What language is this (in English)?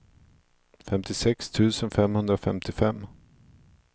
Swedish